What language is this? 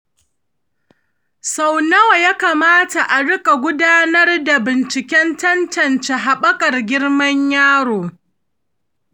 Hausa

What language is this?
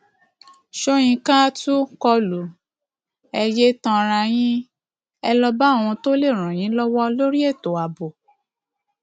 Yoruba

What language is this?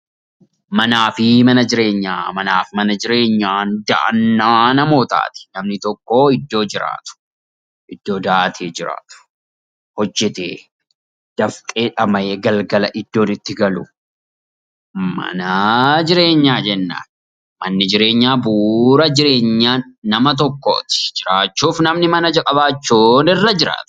Oromo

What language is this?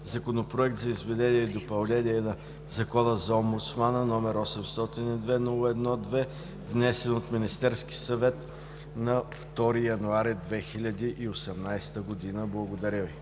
Bulgarian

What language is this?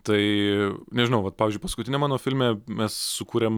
Lithuanian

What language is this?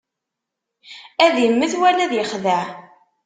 Kabyle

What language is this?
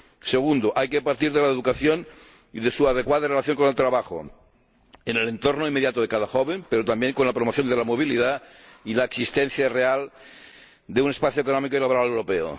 Spanish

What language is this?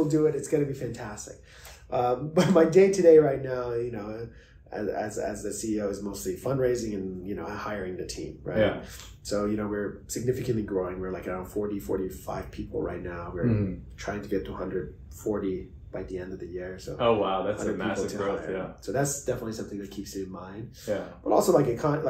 English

